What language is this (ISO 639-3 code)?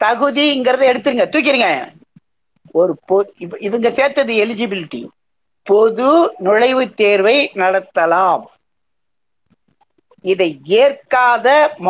tam